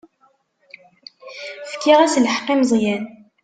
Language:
Kabyle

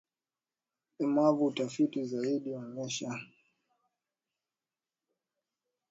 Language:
Swahili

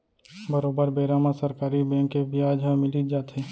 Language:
Chhattisgarhi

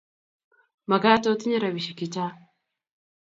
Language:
Kalenjin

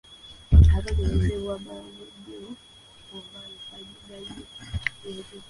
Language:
Ganda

